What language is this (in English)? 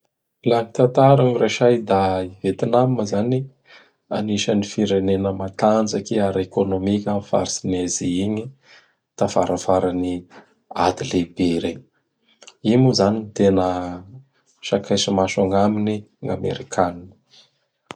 Bara Malagasy